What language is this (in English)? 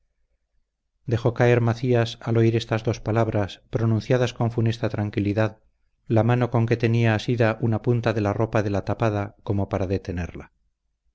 Spanish